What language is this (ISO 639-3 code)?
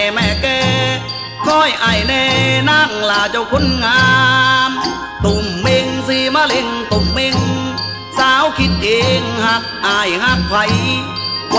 tha